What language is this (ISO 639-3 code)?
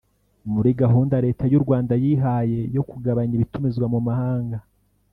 kin